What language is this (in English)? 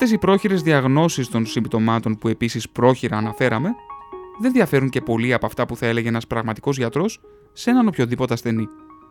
Greek